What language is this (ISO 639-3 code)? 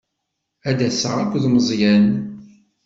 kab